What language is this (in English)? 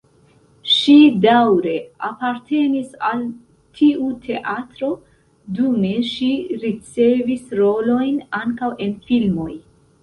Esperanto